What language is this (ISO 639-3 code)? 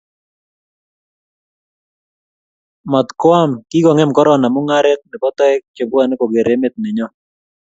kln